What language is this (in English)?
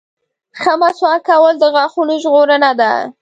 Pashto